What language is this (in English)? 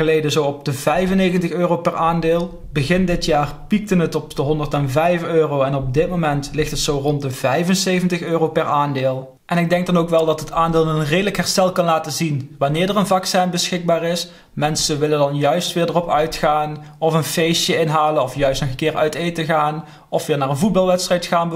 Dutch